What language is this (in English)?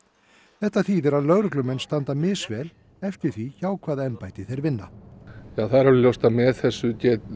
Icelandic